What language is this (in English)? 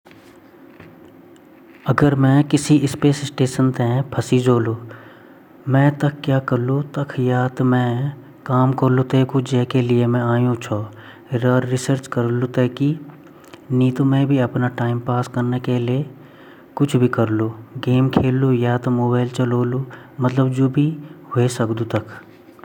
Garhwali